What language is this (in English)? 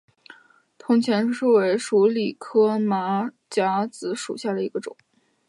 Chinese